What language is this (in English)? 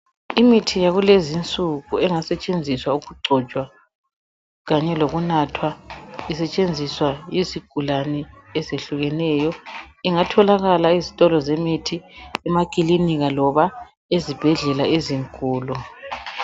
North Ndebele